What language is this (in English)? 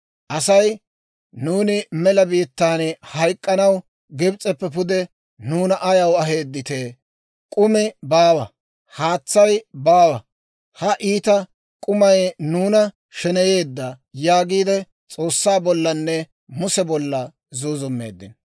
Dawro